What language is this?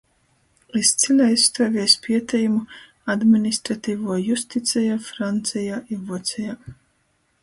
Latgalian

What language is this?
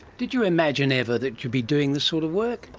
English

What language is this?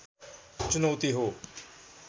Nepali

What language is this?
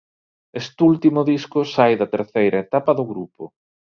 Galician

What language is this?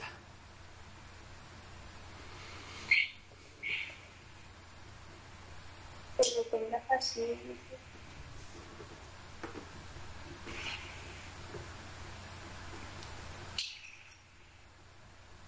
Spanish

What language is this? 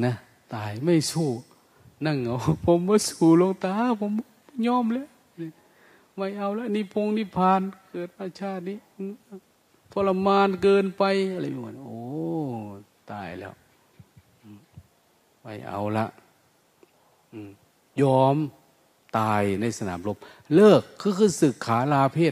Thai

